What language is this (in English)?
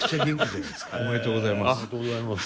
Japanese